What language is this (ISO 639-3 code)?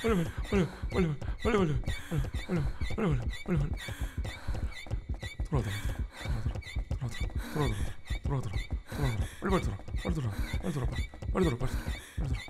kor